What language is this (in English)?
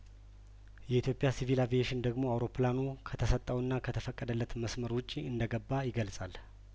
Amharic